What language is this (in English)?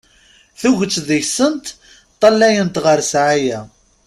Kabyle